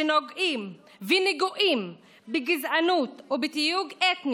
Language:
Hebrew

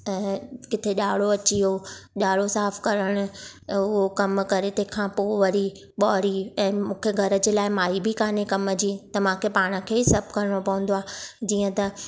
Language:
Sindhi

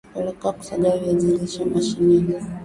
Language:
Swahili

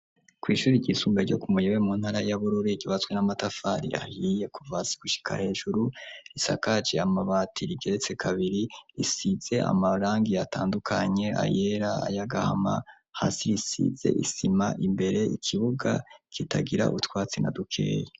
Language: Rundi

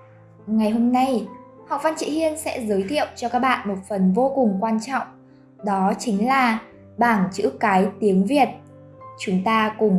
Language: Vietnamese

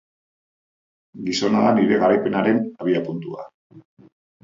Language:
Basque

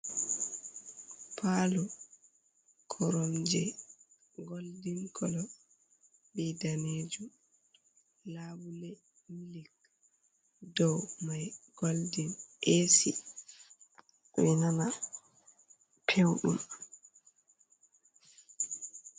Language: Fula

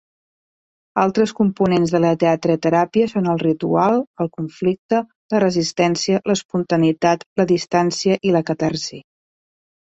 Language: Catalan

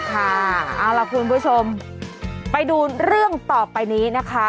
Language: Thai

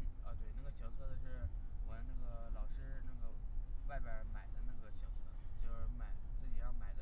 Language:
Chinese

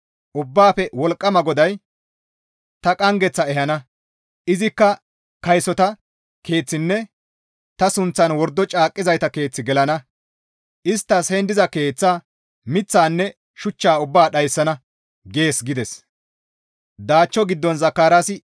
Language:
Gamo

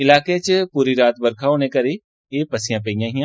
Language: Dogri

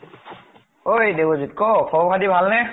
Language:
Assamese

